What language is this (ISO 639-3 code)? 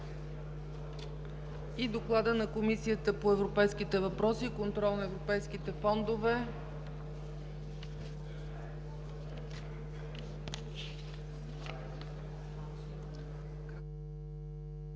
bul